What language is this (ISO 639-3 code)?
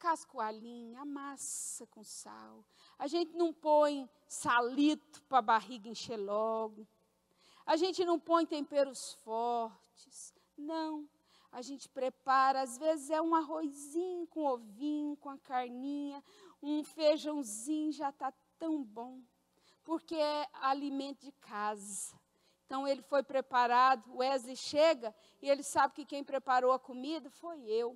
por